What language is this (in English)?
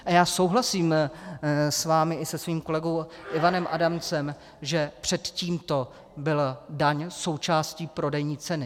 Czech